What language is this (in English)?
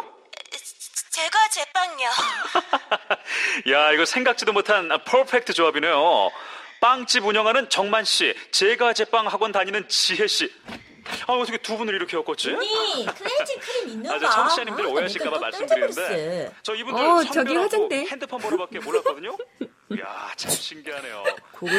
Korean